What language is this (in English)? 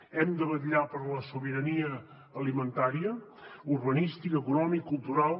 Catalan